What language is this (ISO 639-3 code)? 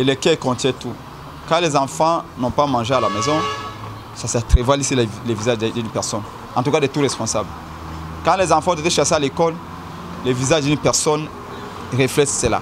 fra